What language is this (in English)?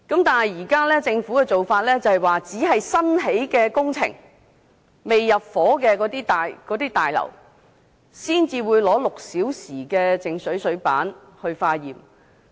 Cantonese